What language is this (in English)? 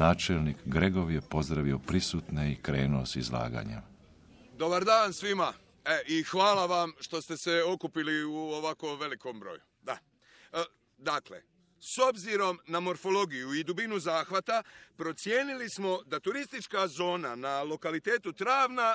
Croatian